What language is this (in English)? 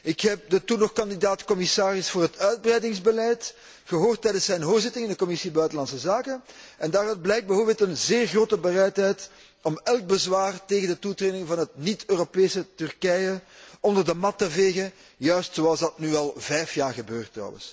Dutch